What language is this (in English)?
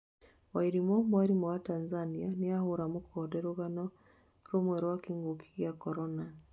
Kikuyu